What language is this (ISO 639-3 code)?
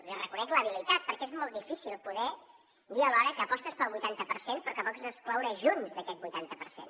cat